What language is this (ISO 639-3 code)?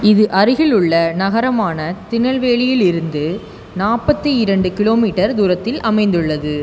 tam